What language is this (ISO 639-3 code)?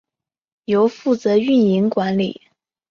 zho